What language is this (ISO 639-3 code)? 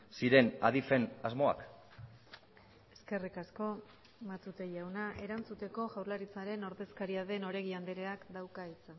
eus